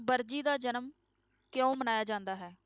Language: Punjabi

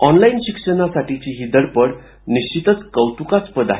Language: Marathi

